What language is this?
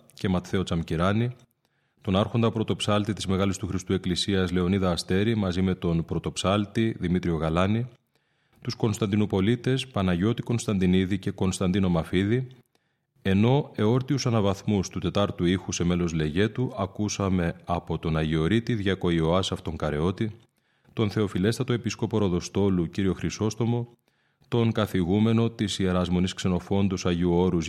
Greek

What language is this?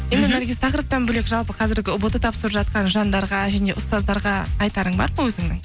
Kazakh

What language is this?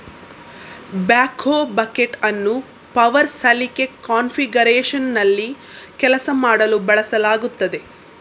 Kannada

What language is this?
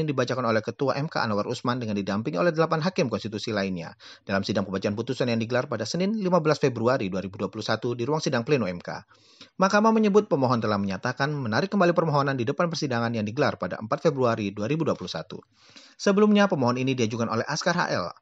Indonesian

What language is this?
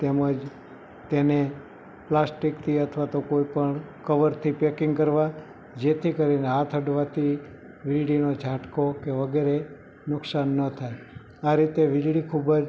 Gujarati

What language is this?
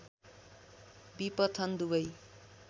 Nepali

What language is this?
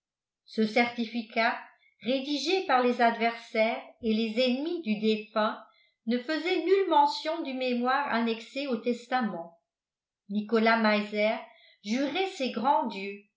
French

